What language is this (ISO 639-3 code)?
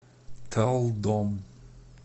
rus